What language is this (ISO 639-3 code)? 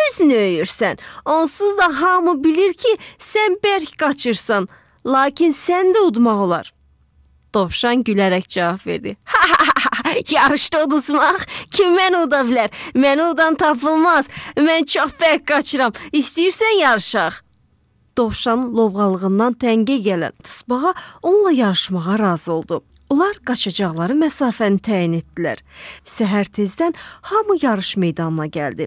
tur